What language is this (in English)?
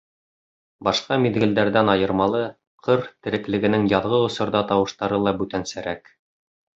Bashkir